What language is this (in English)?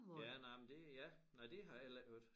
Danish